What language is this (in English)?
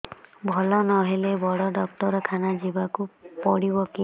Odia